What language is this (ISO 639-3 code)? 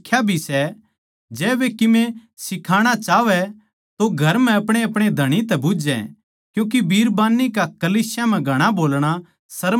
bgc